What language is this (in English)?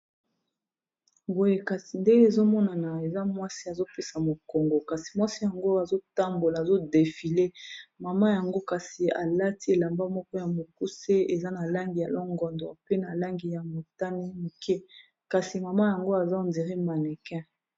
Lingala